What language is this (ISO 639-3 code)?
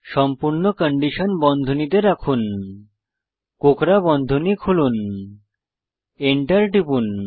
ben